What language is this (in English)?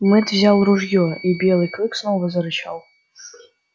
Russian